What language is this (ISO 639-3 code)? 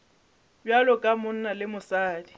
nso